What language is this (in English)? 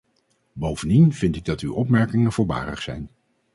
Dutch